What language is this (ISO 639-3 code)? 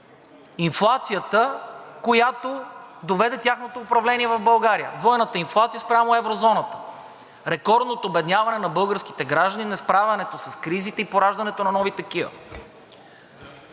bul